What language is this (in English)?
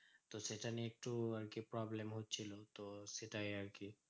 Bangla